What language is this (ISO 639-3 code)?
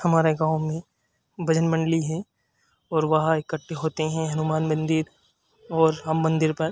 hin